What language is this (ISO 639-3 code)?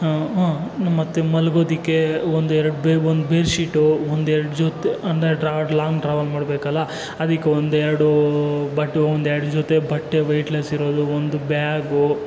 kan